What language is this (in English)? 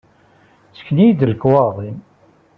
Kabyle